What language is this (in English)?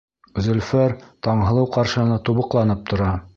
Bashkir